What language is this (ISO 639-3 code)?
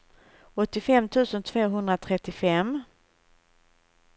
swe